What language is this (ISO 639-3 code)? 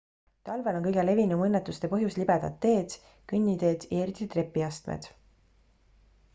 est